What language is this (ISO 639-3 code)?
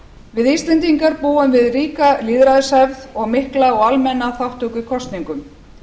isl